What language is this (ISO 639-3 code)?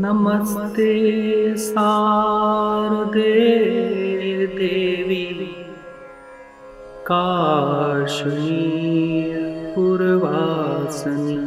hin